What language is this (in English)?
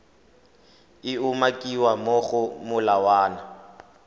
Tswana